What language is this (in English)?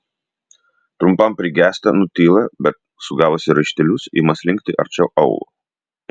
Lithuanian